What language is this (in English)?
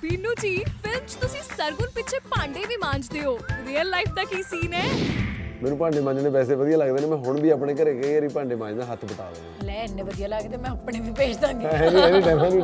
Punjabi